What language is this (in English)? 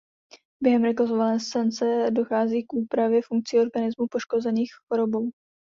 Czech